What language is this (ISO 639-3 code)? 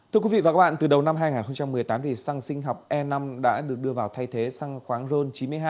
vie